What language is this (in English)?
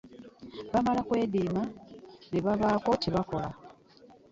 Ganda